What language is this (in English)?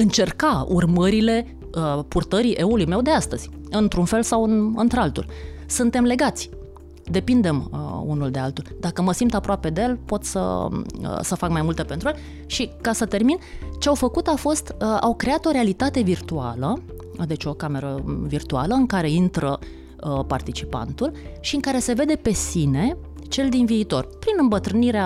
Romanian